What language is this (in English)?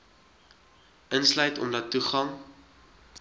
Afrikaans